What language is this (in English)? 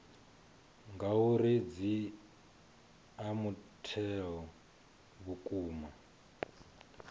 Venda